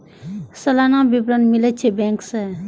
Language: Maithili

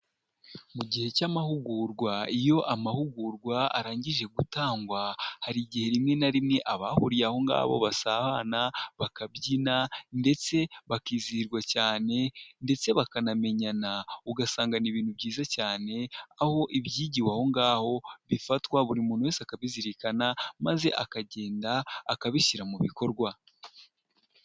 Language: Kinyarwanda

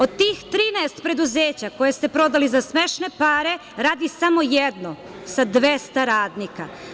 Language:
Serbian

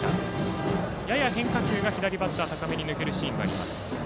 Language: Japanese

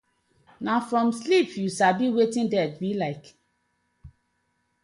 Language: Nigerian Pidgin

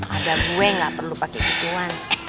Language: Indonesian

